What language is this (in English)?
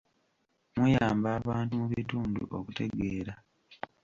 Ganda